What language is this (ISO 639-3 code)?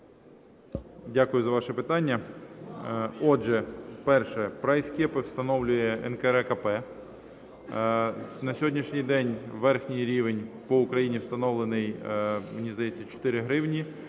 ukr